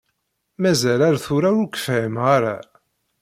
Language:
Kabyle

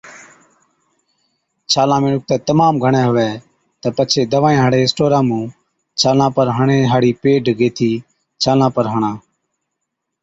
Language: Od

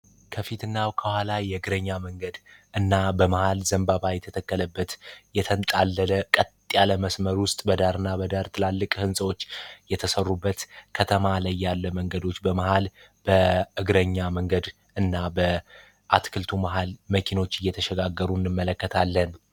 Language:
Amharic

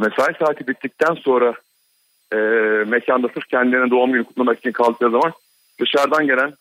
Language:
Turkish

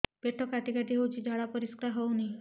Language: Odia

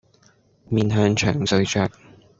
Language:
Cantonese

